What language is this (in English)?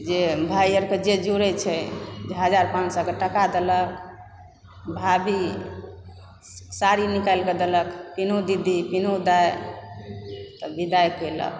Maithili